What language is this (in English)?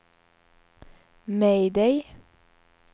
Swedish